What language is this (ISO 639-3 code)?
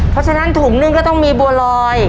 tha